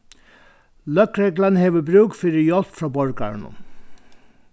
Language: Faroese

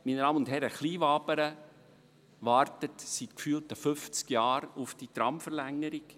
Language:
Swiss German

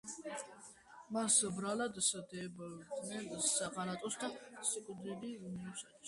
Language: Georgian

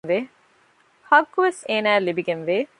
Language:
Divehi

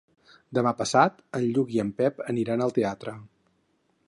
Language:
Catalan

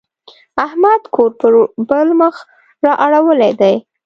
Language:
Pashto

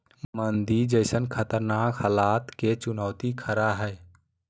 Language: Magahi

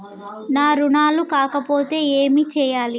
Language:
Telugu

